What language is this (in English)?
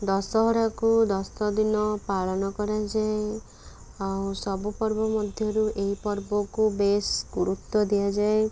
Odia